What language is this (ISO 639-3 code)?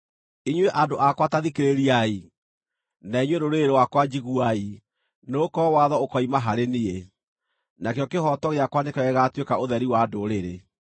kik